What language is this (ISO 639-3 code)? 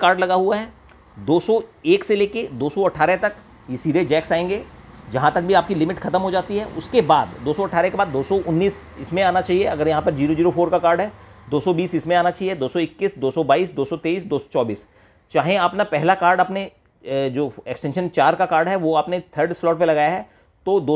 hin